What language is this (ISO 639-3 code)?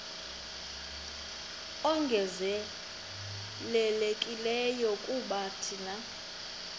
xho